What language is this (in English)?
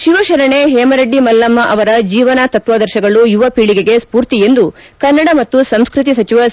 Kannada